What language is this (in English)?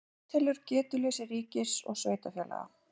Icelandic